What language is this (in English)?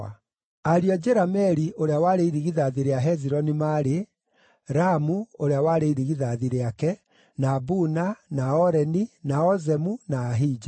Kikuyu